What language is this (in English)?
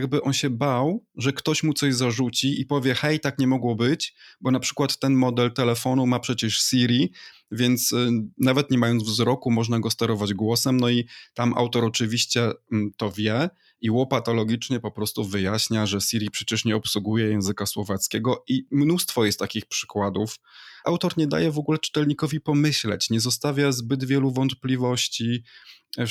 Polish